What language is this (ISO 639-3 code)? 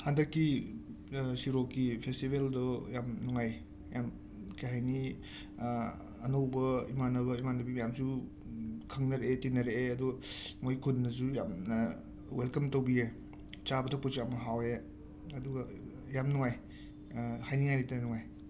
mni